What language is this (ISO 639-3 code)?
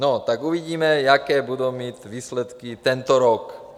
ces